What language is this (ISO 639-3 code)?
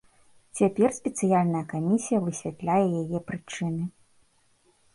bel